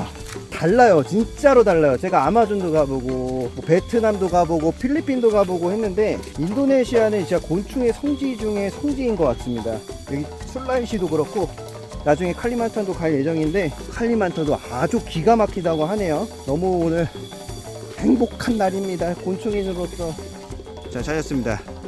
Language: Korean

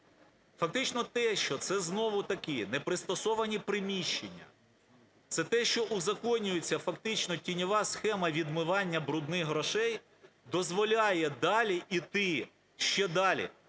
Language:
Ukrainian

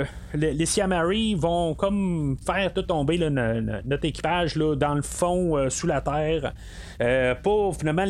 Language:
French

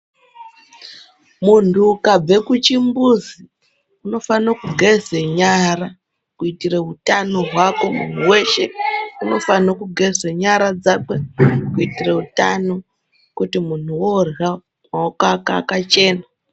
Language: Ndau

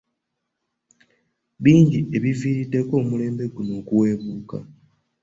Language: Ganda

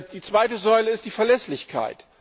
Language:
German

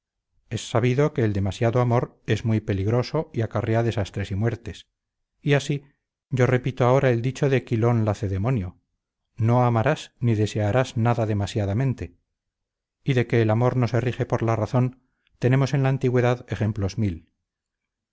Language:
Spanish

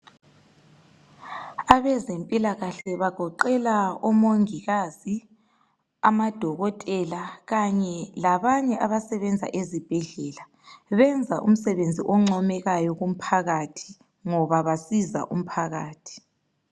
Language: North Ndebele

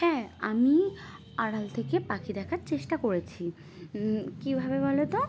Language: Bangla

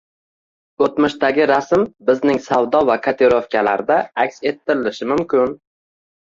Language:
Uzbek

